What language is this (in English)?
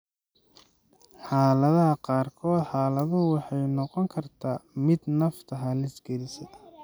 Somali